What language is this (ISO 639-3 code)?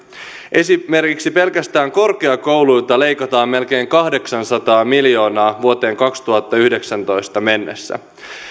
fin